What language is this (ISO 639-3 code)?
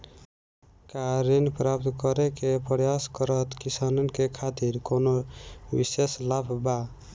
bho